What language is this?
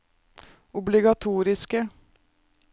Norwegian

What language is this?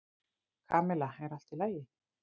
Icelandic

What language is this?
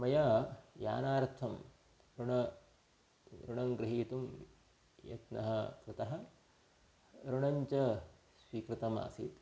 Sanskrit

